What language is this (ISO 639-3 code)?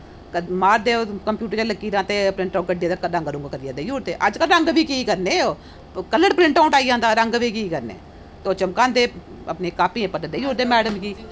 doi